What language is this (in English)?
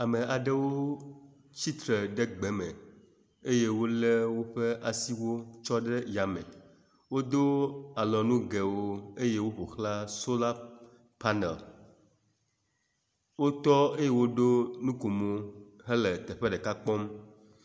Ewe